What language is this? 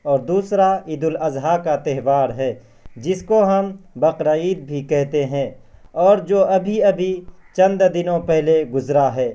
Urdu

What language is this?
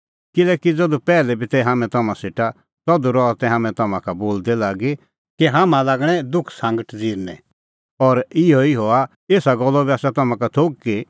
Kullu Pahari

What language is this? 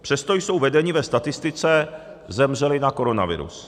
Czech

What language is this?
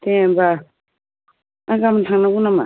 Bodo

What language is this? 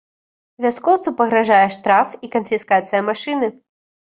Belarusian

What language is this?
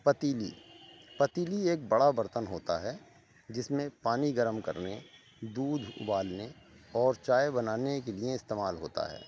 Urdu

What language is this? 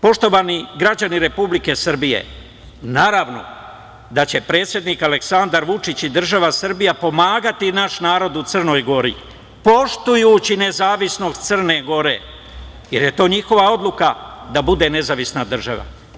Serbian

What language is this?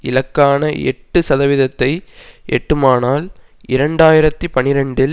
Tamil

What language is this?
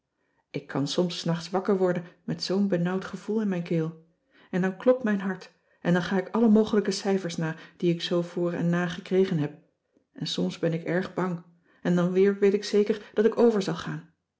Dutch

